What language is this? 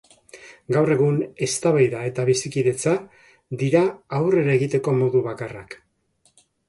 Basque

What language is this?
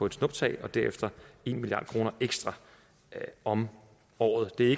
Danish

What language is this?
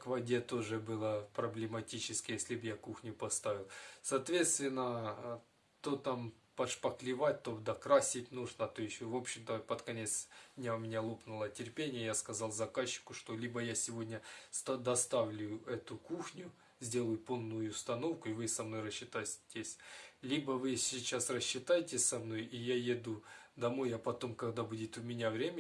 Russian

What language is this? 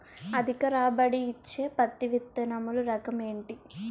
Telugu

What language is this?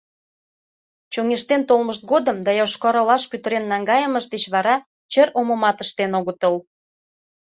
Mari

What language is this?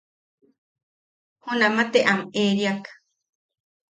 Yaqui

